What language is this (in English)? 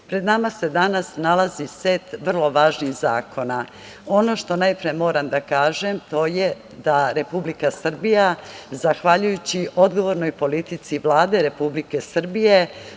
Serbian